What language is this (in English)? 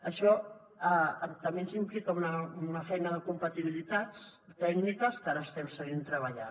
Catalan